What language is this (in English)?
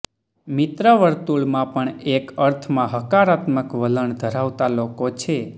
Gujarati